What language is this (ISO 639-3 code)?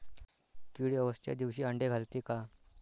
mar